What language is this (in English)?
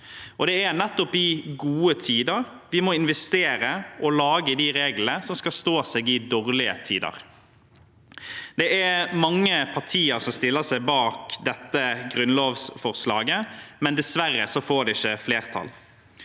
Norwegian